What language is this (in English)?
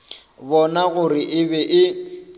Northern Sotho